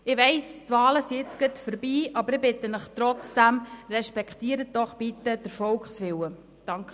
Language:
Swiss German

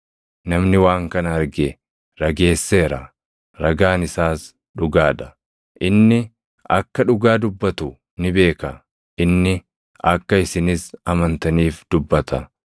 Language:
Oromo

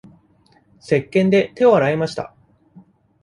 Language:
Japanese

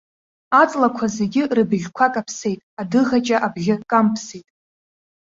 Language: Abkhazian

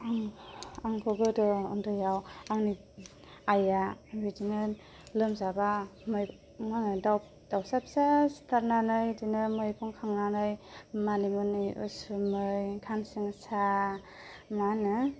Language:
Bodo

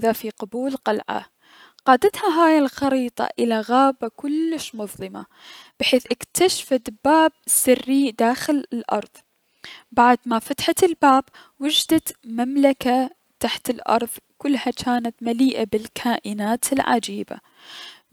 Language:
Mesopotamian Arabic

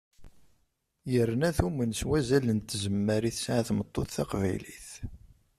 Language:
Kabyle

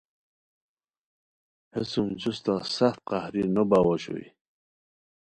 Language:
Khowar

